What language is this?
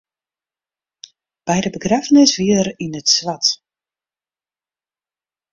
Western Frisian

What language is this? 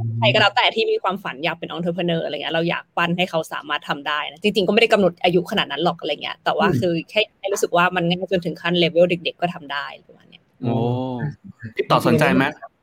Thai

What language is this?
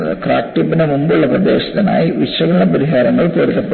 Malayalam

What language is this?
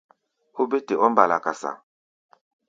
Gbaya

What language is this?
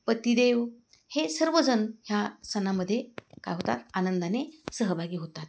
Marathi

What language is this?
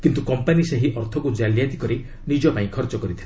Odia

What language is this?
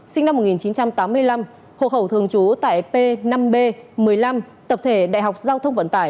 Vietnamese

